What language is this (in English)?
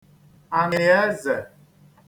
Igbo